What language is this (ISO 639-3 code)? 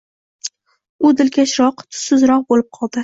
uzb